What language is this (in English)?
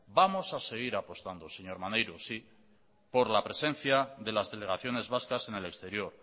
Spanish